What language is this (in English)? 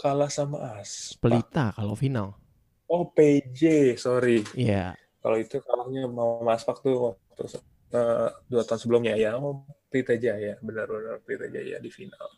Indonesian